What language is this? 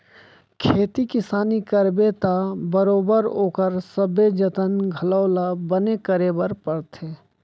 Chhattisgarhi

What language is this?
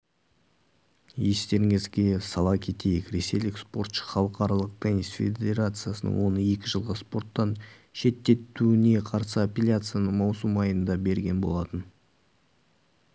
Kazakh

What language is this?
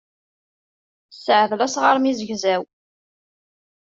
Kabyle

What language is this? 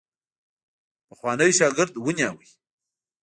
Pashto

